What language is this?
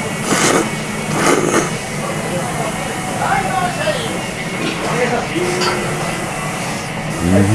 Japanese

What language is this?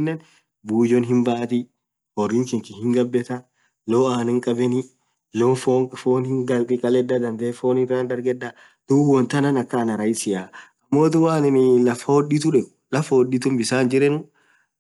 Orma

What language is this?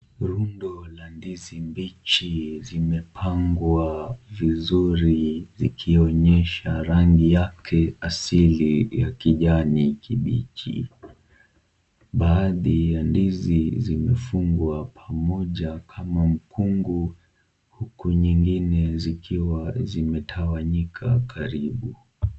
Swahili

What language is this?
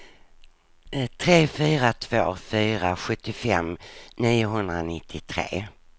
Swedish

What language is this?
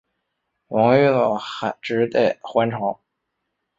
Chinese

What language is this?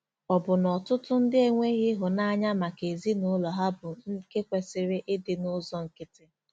Igbo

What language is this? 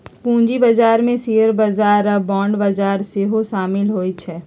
Magahi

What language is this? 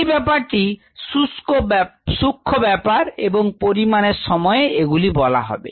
Bangla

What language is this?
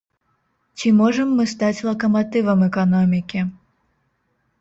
Belarusian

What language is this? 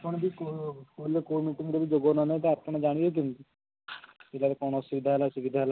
Odia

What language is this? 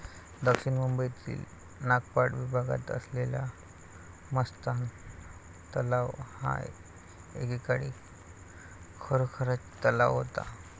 Marathi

